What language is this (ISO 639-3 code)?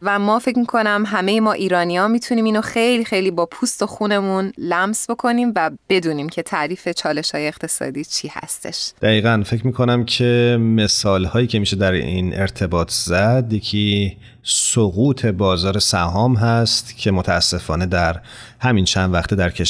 fas